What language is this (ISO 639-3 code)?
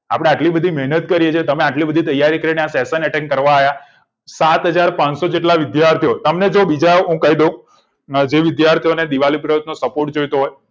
guj